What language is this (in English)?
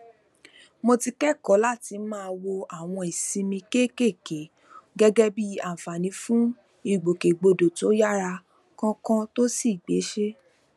Yoruba